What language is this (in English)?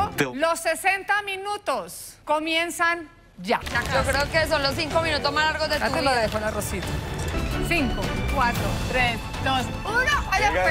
Spanish